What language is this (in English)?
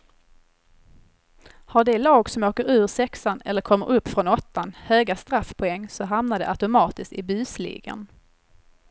Swedish